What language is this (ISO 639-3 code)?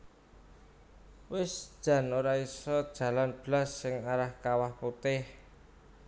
jav